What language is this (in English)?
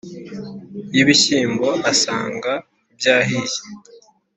Kinyarwanda